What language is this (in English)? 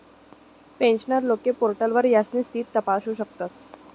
Marathi